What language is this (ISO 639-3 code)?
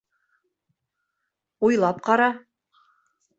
bak